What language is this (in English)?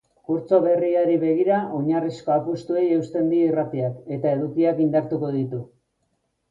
Basque